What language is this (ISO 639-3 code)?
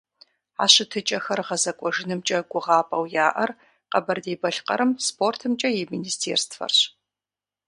kbd